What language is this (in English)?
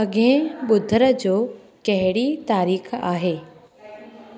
Sindhi